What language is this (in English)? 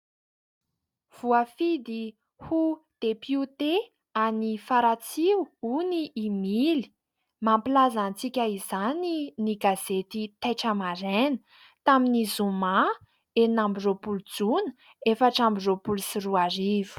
Malagasy